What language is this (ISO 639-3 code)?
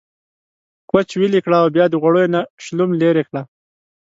pus